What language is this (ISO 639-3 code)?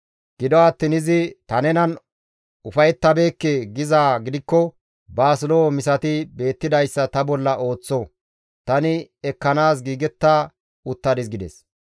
gmv